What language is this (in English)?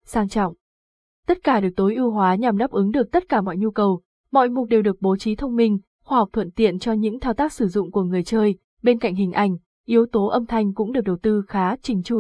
Vietnamese